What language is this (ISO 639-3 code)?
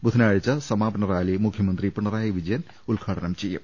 mal